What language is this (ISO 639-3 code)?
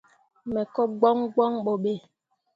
mua